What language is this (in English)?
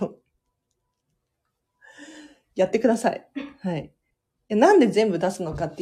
Japanese